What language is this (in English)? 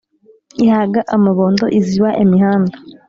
Kinyarwanda